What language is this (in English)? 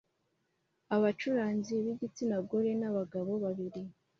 Kinyarwanda